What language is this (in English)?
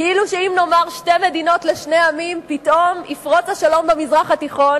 Hebrew